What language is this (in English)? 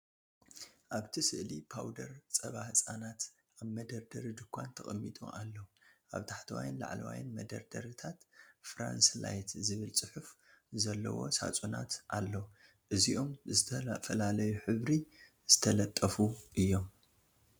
Tigrinya